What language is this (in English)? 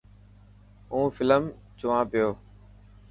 Dhatki